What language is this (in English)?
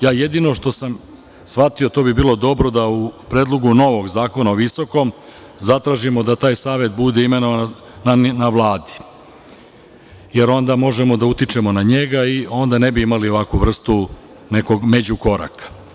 Serbian